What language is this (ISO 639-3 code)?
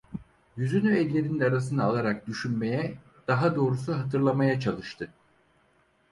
tur